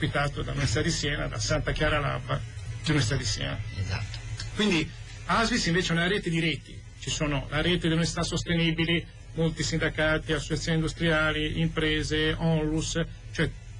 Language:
Italian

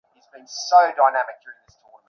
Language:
Bangla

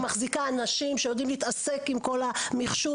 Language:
Hebrew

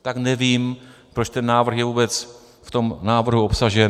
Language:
Czech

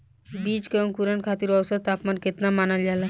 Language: Bhojpuri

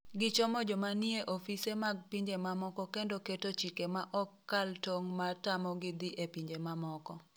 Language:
Luo (Kenya and Tanzania)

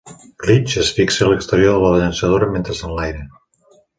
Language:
Catalan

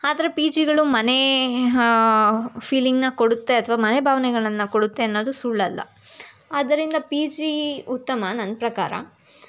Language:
Kannada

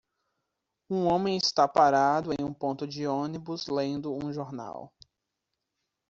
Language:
Portuguese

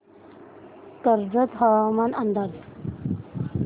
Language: Marathi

